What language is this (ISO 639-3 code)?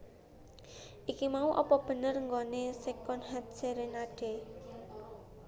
jav